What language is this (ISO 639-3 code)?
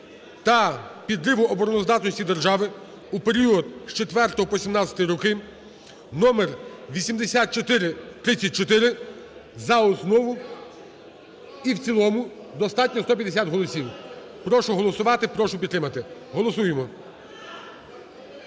ukr